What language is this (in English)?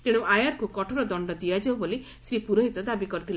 Odia